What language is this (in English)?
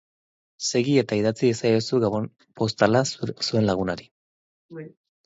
Basque